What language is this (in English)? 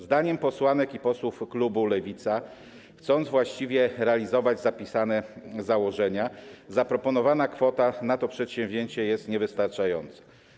Polish